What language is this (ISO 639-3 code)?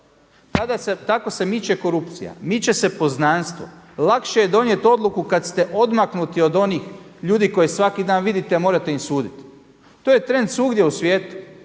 hrv